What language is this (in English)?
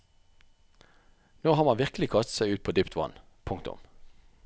Norwegian